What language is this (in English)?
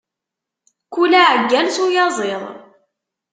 Kabyle